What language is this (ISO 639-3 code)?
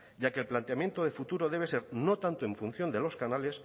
spa